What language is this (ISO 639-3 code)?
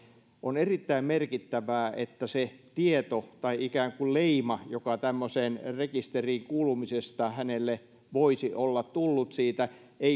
fin